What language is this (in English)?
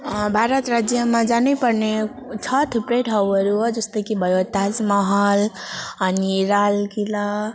Nepali